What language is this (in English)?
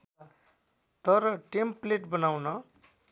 Nepali